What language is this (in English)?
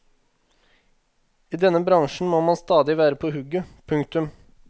Norwegian